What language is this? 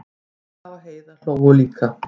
Icelandic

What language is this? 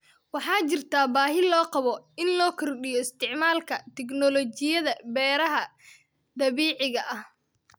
Somali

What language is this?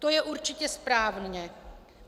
Czech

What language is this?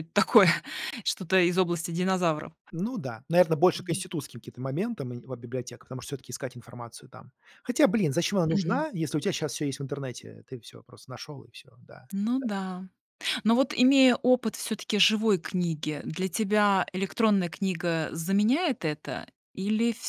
Russian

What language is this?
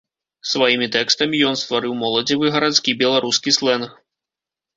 Belarusian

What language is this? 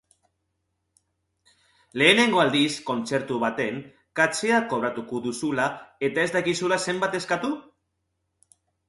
Basque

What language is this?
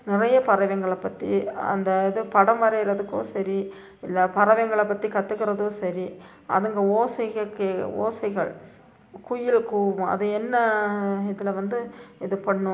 Tamil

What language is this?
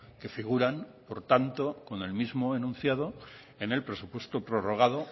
Spanish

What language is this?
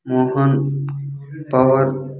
Telugu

